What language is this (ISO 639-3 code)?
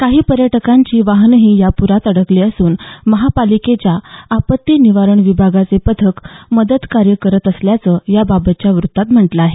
mar